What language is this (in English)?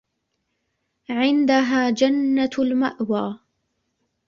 Arabic